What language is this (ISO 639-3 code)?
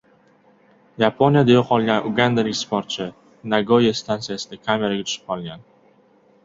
uzb